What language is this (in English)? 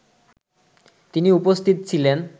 Bangla